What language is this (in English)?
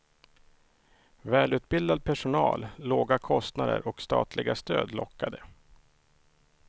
Swedish